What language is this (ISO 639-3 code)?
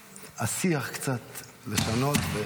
heb